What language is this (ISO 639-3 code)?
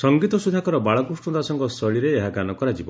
ori